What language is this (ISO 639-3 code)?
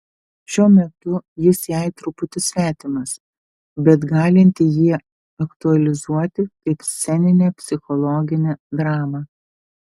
lit